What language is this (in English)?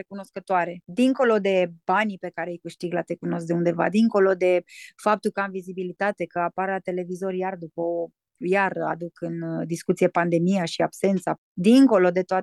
Romanian